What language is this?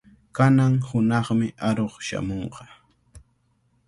Cajatambo North Lima Quechua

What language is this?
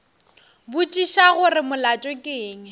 Northern Sotho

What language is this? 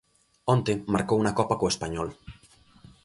Galician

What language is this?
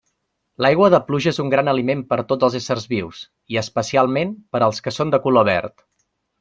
Catalan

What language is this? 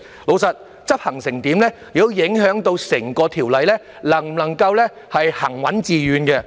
Cantonese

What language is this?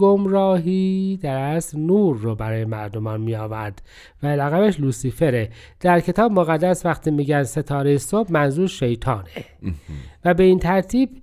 Persian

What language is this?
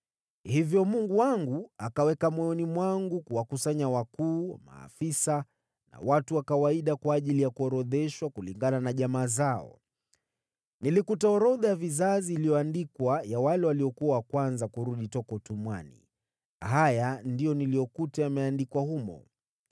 Swahili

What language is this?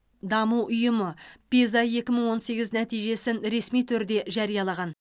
Kazakh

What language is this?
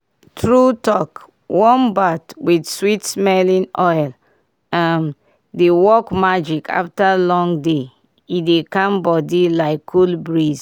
Nigerian Pidgin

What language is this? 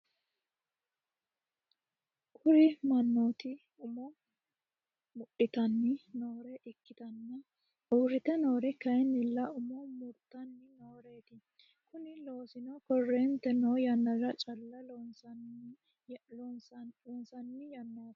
Sidamo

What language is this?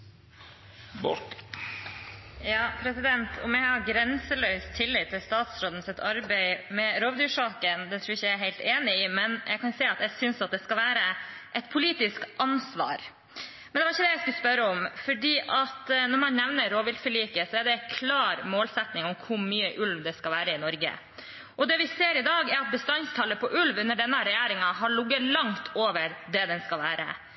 Norwegian Bokmål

